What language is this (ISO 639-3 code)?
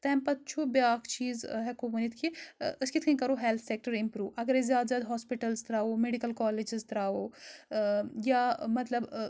kas